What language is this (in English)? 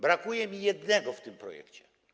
Polish